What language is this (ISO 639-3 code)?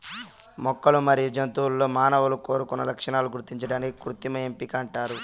tel